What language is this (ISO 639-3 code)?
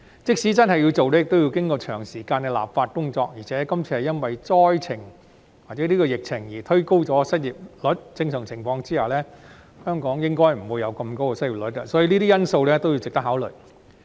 yue